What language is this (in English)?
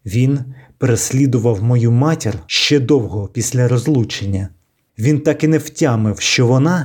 Ukrainian